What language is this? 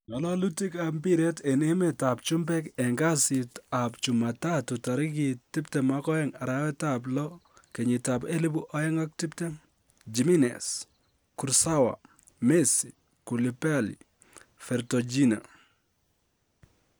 Kalenjin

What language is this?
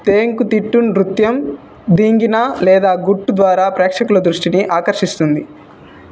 Telugu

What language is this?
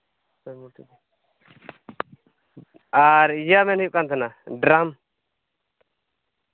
Santali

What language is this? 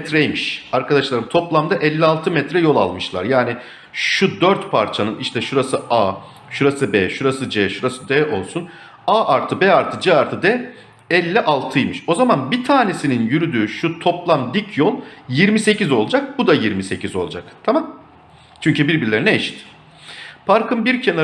Turkish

